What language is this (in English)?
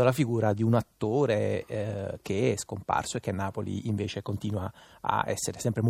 Italian